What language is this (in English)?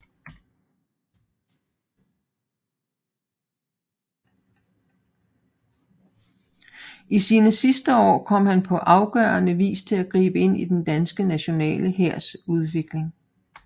Danish